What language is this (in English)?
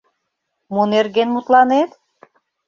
Mari